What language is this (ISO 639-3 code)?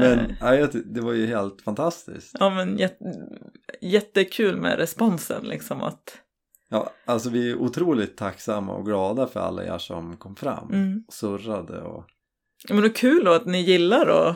swe